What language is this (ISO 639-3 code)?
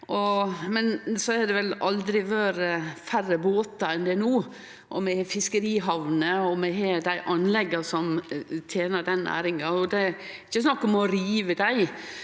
nor